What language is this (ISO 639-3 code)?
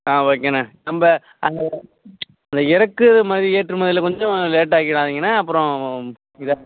tam